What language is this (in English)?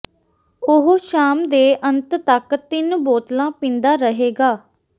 Punjabi